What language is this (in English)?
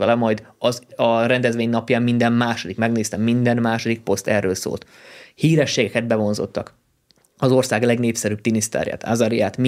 Hungarian